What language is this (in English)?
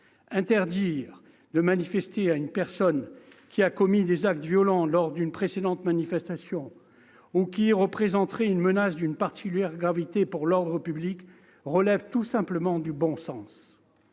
French